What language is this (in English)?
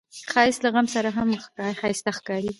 Pashto